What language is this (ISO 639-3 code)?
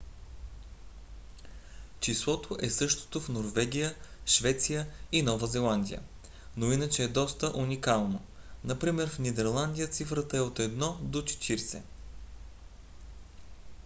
bul